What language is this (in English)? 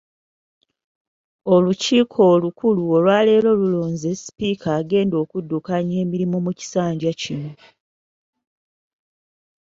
Ganda